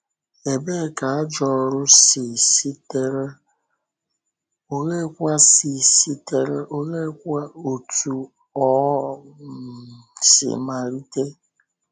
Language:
Igbo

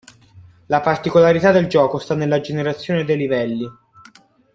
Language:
Italian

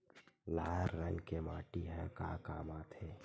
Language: Chhattisgarhi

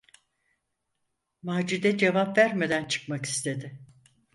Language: Turkish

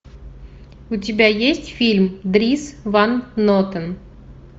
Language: Russian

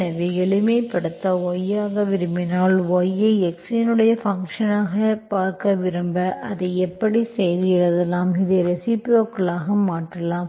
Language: Tamil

